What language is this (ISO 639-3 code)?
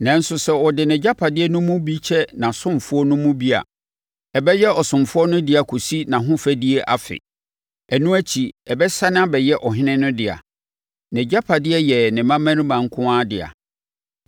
aka